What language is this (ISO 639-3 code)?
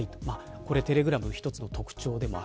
jpn